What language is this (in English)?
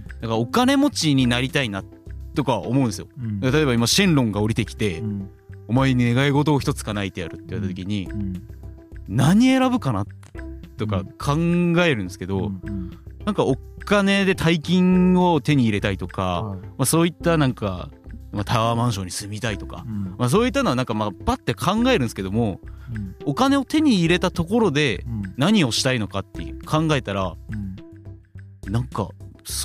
Japanese